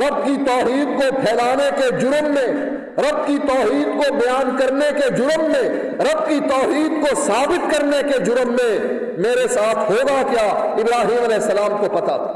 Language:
Urdu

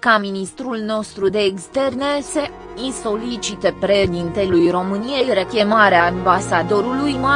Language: Romanian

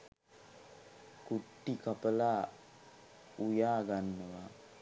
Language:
Sinhala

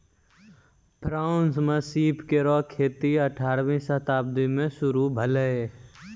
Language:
Maithili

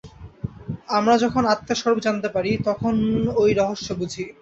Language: Bangla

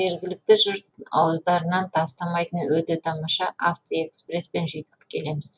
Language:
Kazakh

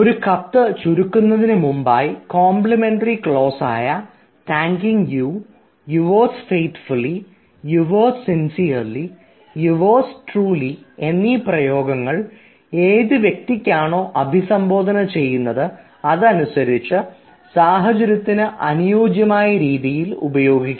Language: Malayalam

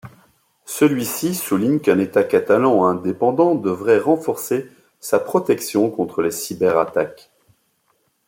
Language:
French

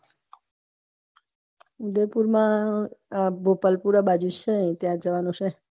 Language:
Gujarati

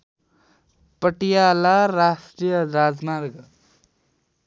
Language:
Nepali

